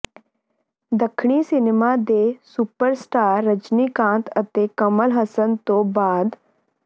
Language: Punjabi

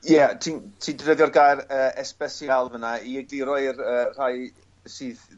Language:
Welsh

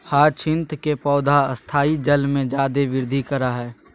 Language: Magahi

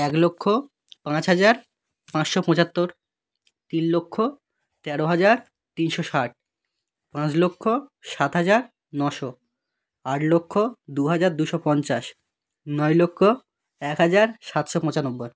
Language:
Bangla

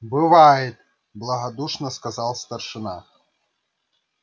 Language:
Russian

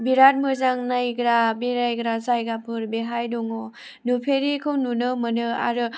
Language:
Bodo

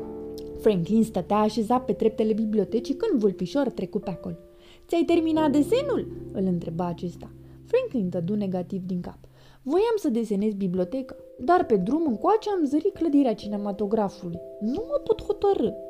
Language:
Romanian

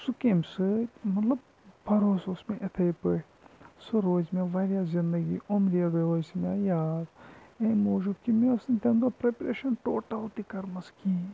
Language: Kashmiri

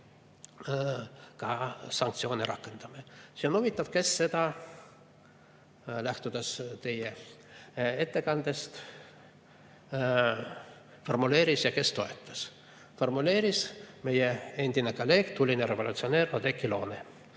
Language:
Estonian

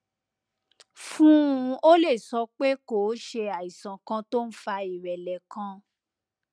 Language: Yoruba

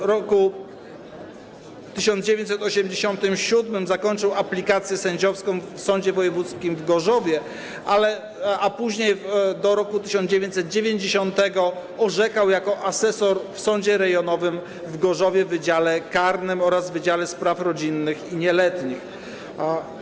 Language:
Polish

